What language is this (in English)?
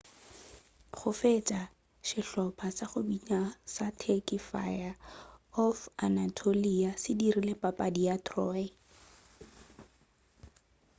Northern Sotho